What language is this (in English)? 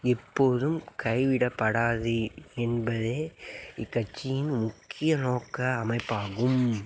Tamil